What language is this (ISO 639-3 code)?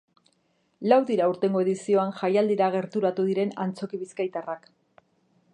eus